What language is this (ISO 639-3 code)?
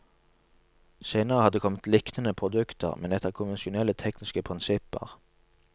nor